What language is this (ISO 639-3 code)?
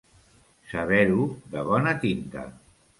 cat